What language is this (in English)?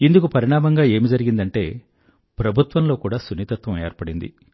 Telugu